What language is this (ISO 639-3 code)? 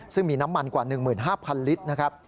tha